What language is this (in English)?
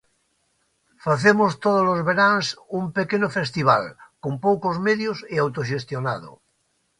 Galician